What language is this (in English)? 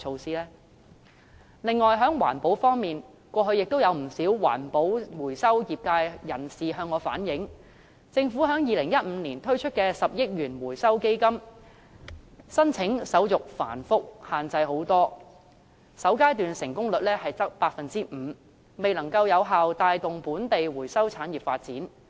Cantonese